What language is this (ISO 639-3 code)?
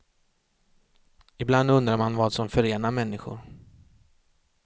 swe